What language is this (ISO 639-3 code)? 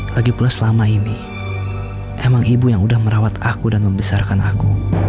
ind